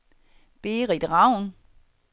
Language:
Danish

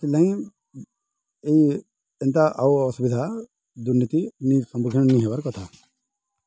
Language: Odia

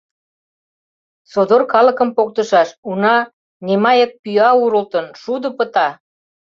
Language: Mari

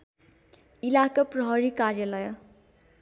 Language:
Nepali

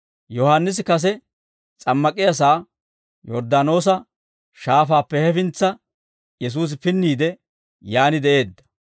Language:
Dawro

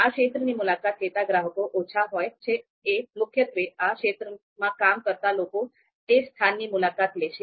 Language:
Gujarati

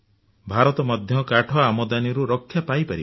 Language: Odia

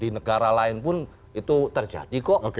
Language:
Indonesian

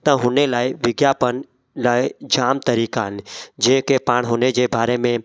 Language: Sindhi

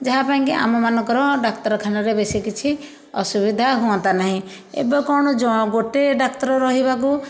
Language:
Odia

